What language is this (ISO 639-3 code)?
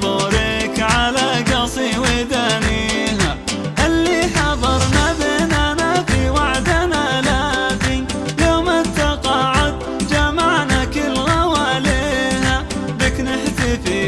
ara